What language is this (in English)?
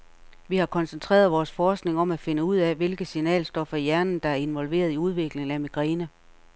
Danish